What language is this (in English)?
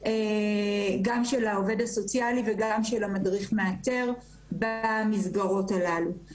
Hebrew